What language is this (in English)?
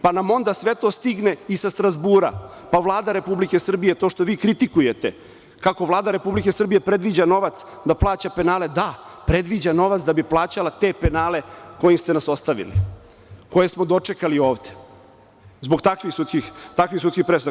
Serbian